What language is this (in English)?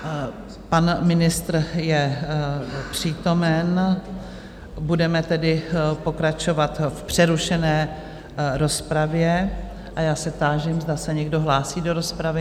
Czech